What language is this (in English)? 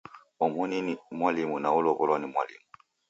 Taita